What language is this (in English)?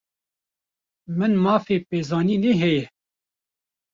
Kurdish